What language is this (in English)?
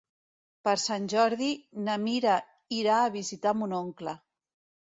Catalan